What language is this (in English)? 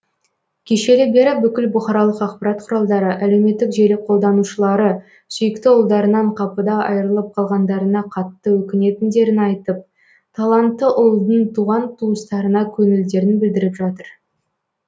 Kazakh